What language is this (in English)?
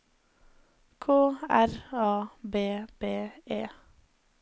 Norwegian